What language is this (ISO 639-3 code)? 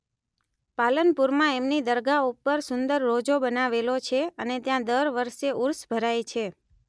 guj